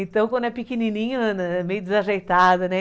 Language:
Portuguese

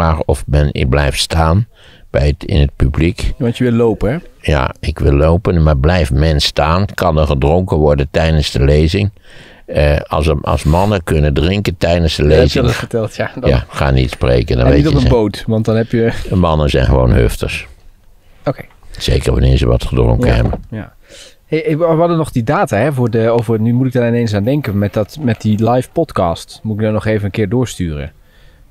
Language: Dutch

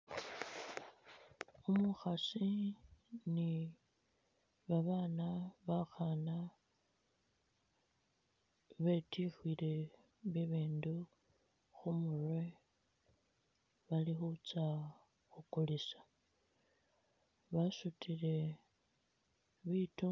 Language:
Masaaba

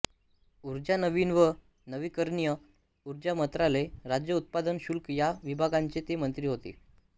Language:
Marathi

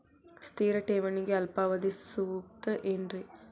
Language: Kannada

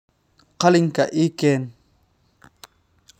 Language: Somali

